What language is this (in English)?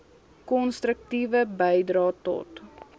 Afrikaans